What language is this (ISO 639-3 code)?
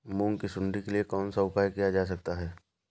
hin